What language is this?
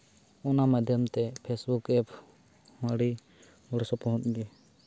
Santali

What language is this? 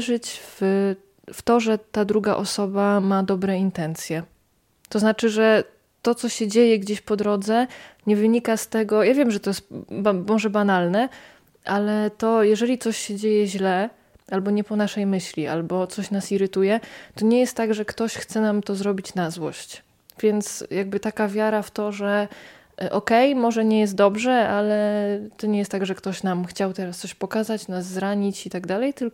Polish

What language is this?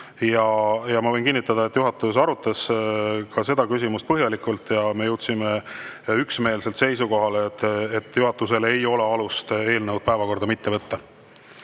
Estonian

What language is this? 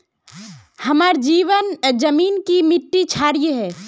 Magahi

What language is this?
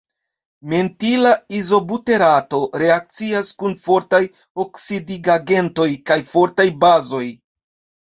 Esperanto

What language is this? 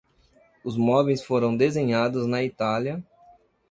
Portuguese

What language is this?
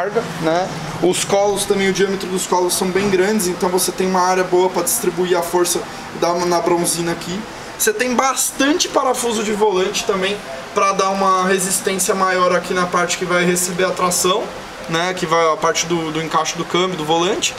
Portuguese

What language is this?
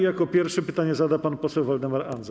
Polish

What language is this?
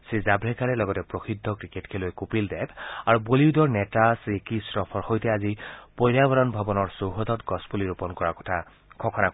Assamese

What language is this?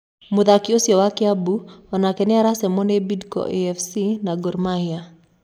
Kikuyu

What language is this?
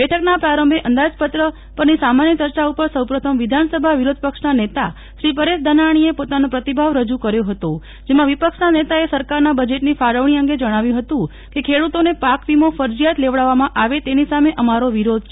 Gujarati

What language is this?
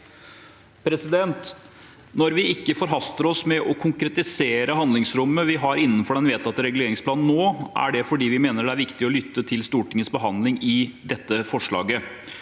Norwegian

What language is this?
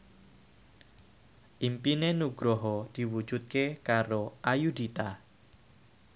Javanese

